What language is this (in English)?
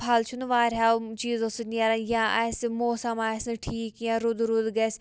Kashmiri